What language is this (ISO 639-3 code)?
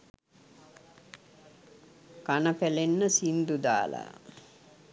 sin